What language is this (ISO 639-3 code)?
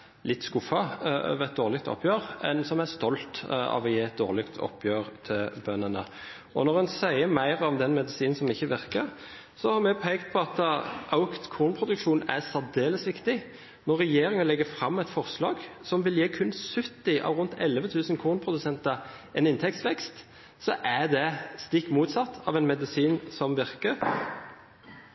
nob